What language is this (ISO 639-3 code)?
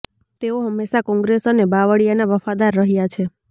guj